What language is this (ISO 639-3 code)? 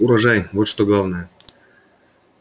rus